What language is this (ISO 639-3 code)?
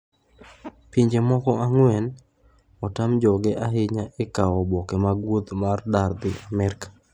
luo